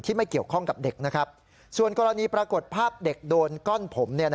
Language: Thai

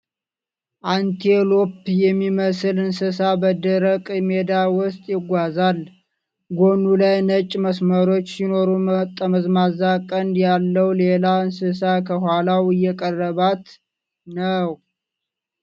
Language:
Amharic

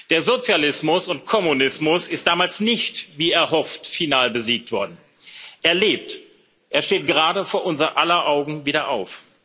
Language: German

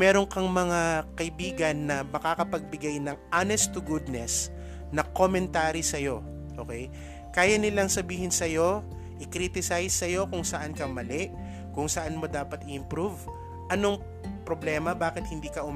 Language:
Filipino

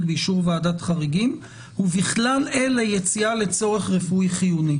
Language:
Hebrew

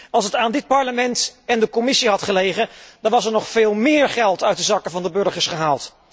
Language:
Dutch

